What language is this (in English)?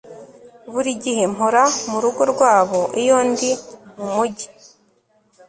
Kinyarwanda